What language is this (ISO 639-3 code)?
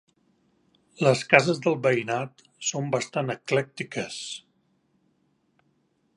cat